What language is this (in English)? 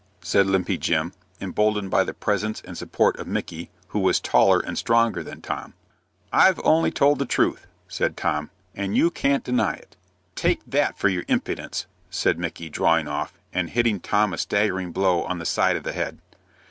English